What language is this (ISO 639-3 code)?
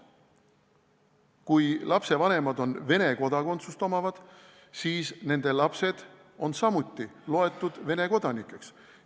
est